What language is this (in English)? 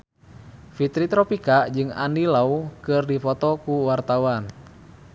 Sundanese